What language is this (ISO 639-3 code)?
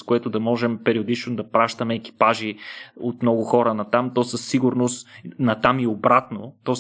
bul